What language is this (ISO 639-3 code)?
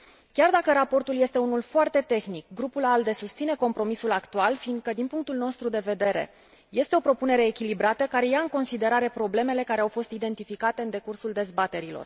ron